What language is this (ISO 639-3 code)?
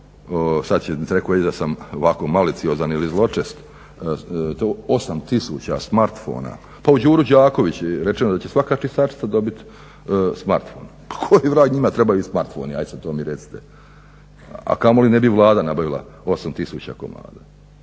hrv